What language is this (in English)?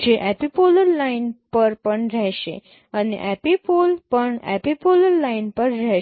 Gujarati